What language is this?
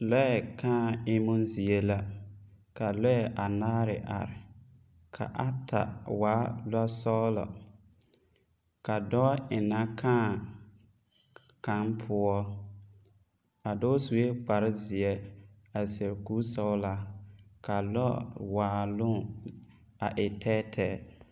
Southern Dagaare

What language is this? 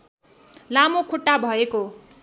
Nepali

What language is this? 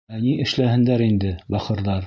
Bashkir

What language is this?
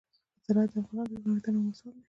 Pashto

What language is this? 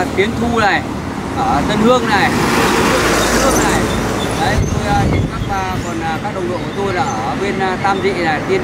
Vietnamese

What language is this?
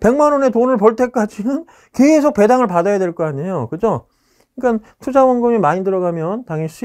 Korean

